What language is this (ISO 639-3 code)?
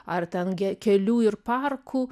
lit